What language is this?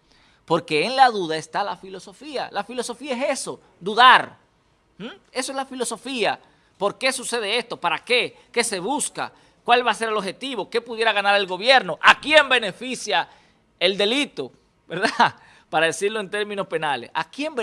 Spanish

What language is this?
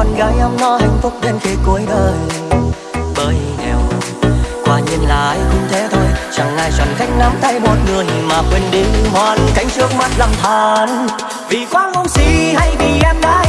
Vietnamese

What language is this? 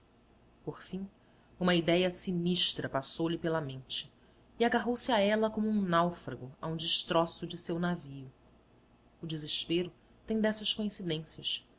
Portuguese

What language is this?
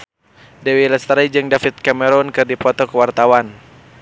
Sundanese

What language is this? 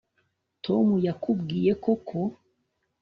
Kinyarwanda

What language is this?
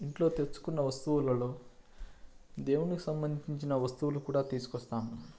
Telugu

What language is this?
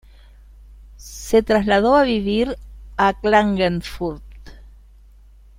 Spanish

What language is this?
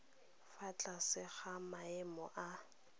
Tswana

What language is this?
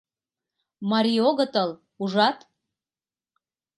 Mari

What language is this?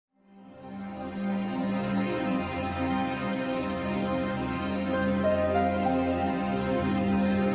Korean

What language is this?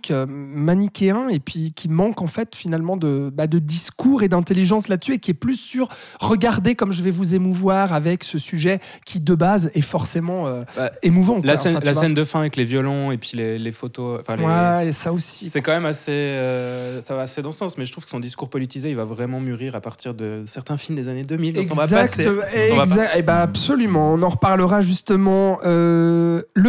French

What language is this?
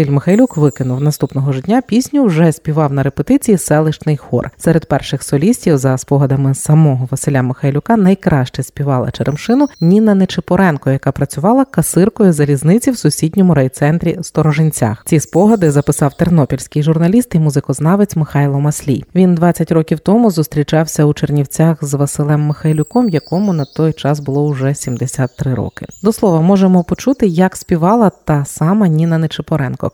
Ukrainian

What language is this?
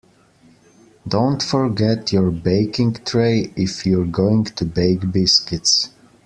English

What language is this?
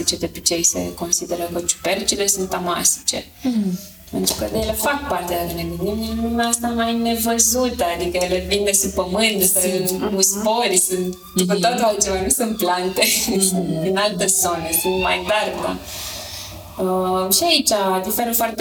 Romanian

